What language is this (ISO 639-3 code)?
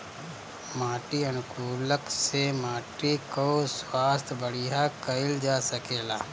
bho